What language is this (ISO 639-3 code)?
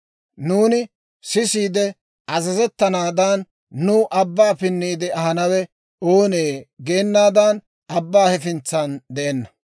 dwr